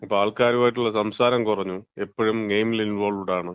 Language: Malayalam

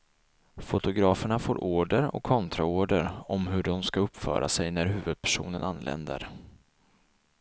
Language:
Swedish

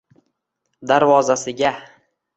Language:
Uzbek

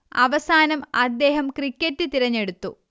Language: Malayalam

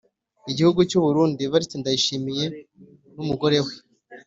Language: Kinyarwanda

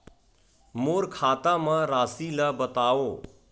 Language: Chhattisgarhi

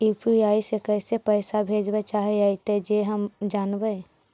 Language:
Magahi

